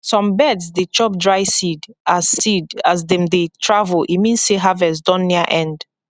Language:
Nigerian Pidgin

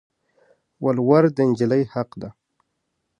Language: Pashto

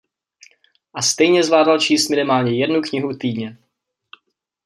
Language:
Czech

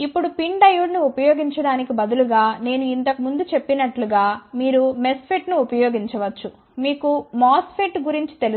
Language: Telugu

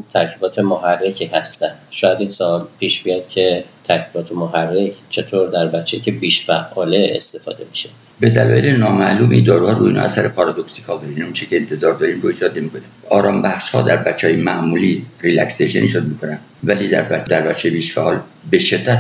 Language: Persian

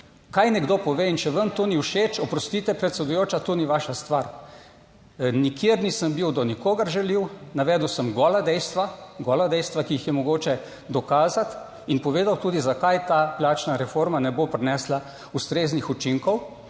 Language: Slovenian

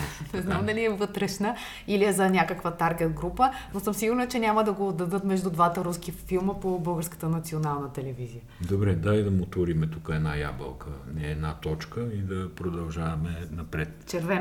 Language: Bulgarian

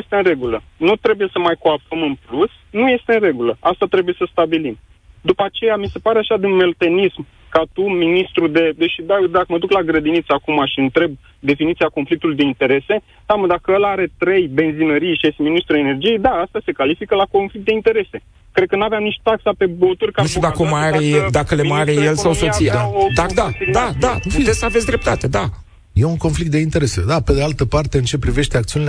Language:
Romanian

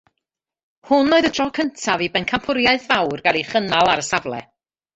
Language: Welsh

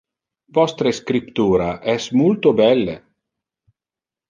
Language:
Interlingua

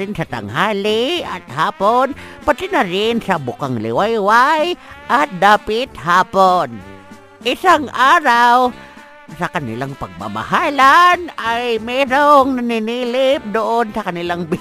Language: Filipino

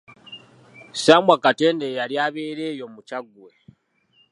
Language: Ganda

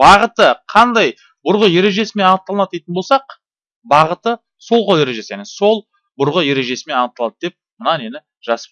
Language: Turkish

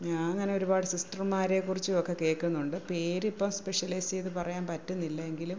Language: Malayalam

